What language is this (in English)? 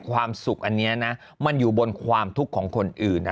Thai